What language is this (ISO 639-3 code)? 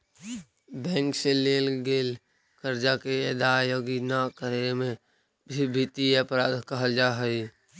mag